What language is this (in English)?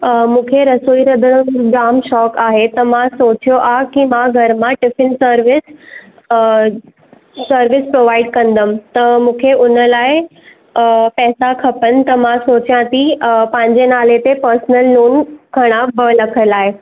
Sindhi